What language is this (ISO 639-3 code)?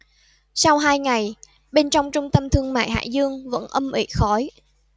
vie